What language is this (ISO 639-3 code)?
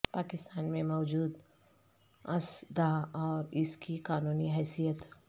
urd